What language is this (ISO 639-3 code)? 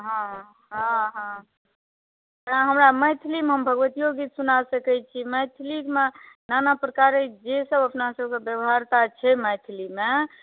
mai